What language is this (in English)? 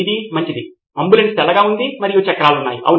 Telugu